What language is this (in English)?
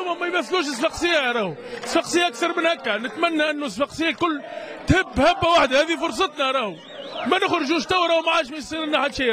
Arabic